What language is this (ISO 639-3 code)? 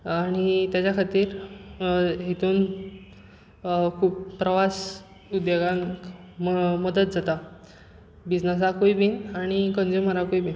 kok